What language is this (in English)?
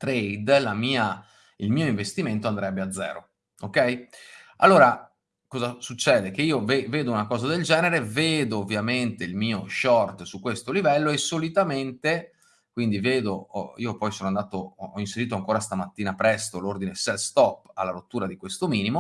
Italian